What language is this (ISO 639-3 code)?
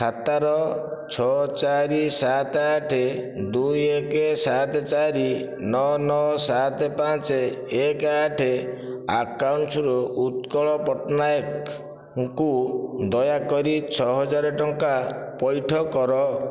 ori